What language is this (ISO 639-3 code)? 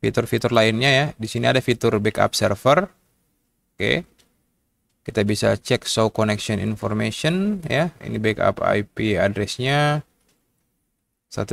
ind